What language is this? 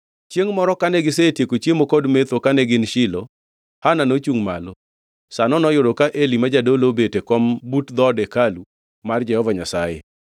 Luo (Kenya and Tanzania)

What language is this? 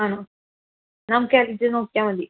Malayalam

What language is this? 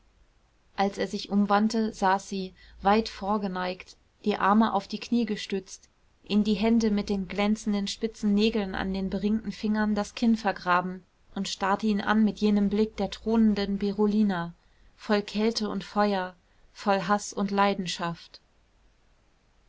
German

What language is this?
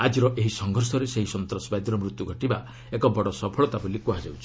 Odia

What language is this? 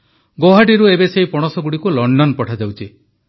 Odia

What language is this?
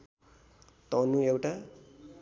Nepali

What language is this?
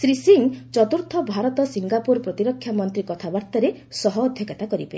Odia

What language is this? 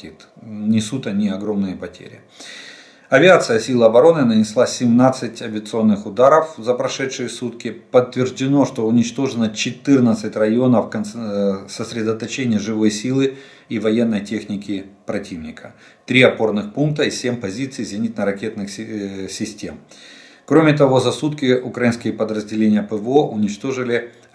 Russian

